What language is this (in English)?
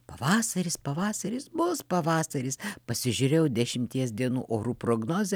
Lithuanian